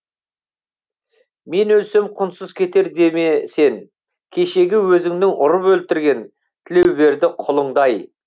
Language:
Kazakh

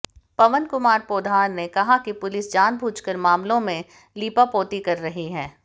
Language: Hindi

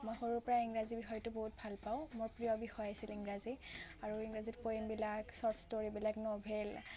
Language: Assamese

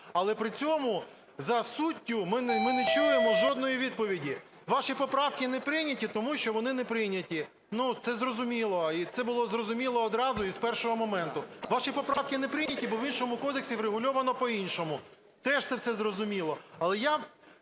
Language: Ukrainian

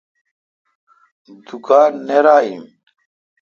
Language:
Kalkoti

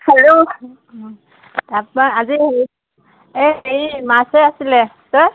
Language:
Assamese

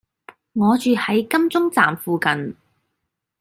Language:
Cantonese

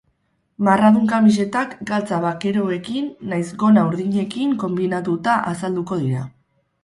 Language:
Basque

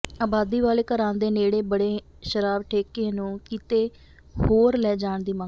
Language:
Punjabi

